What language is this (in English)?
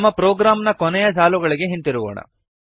Kannada